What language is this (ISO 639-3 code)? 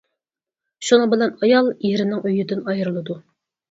uig